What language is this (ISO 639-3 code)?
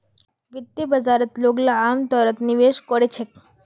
mag